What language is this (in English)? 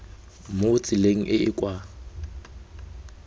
Tswana